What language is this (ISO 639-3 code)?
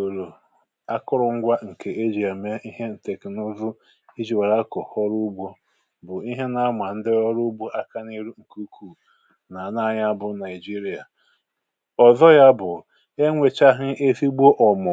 ibo